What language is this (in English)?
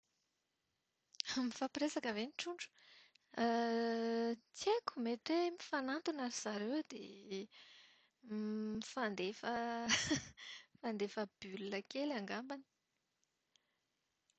Malagasy